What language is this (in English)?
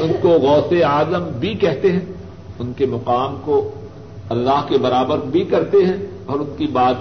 Urdu